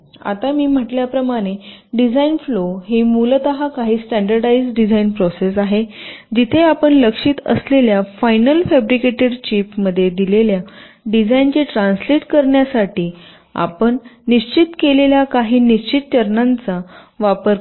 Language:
Marathi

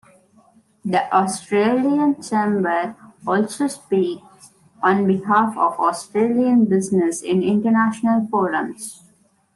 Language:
English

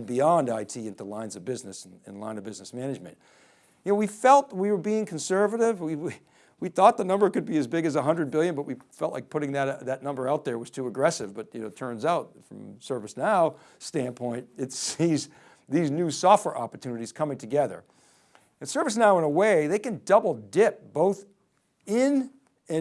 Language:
English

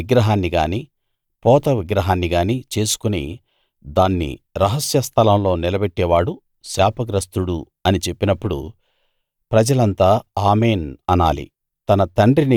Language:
Telugu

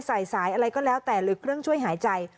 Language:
Thai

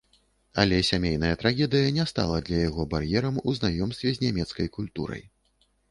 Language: Belarusian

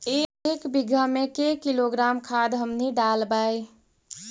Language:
Magahi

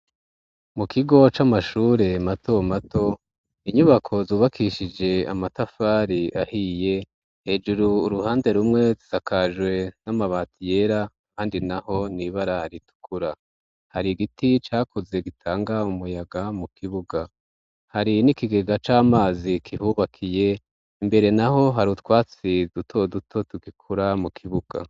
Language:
Rundi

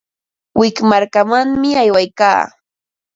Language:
Ambo-Pasco Quechua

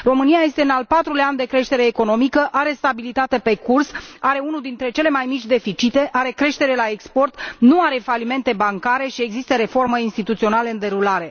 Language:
Romanian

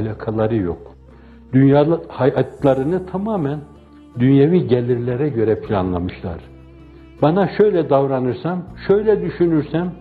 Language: Turkish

